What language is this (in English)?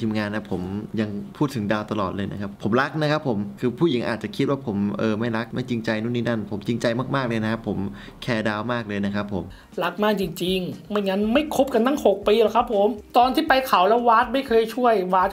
Thai